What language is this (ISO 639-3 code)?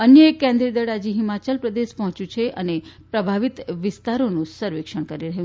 guj